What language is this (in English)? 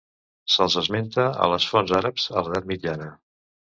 Catalan